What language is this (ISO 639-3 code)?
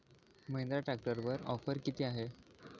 mar